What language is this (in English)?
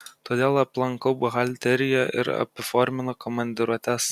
Lithuanian